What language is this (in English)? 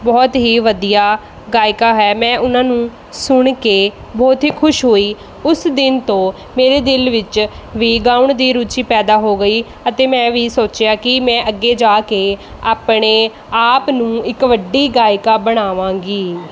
Punjabi